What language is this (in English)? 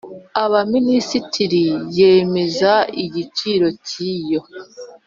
Kinyarwanda